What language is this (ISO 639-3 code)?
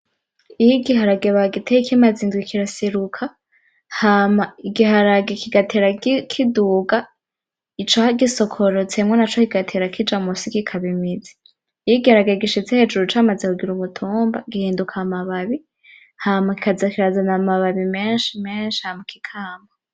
run